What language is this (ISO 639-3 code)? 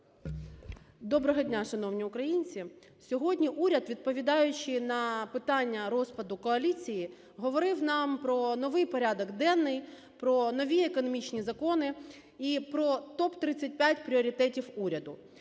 ukr